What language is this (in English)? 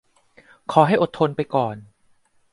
Thai